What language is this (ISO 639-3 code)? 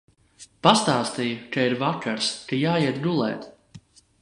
lav